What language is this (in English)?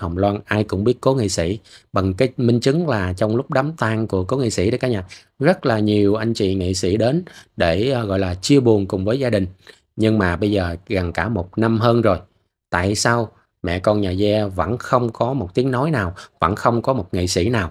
Vietnamese